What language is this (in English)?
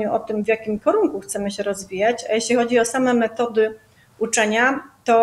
Polish